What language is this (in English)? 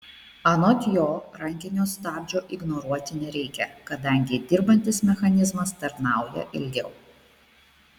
Lithuanian